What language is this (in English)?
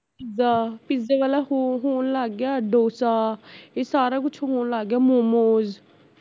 Punjabi